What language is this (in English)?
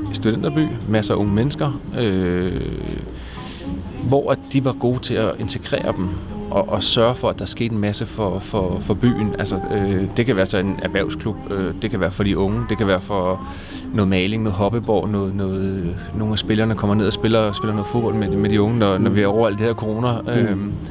Danish